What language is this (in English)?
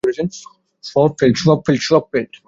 Bangla